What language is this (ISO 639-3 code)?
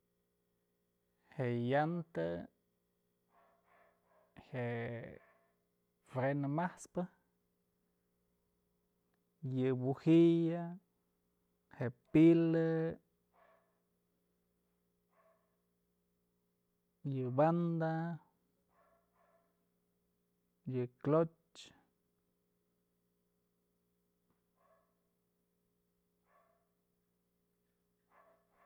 mzl